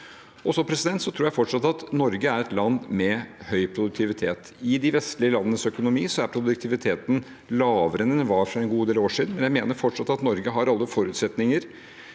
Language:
Norwegian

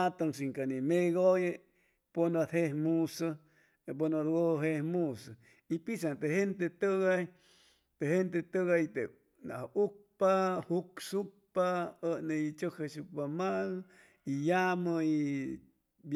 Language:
Chimalapa Zoque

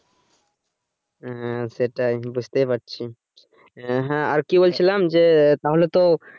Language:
Bangla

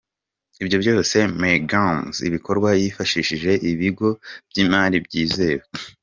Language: Kinyarwanda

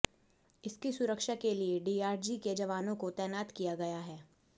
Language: Hindi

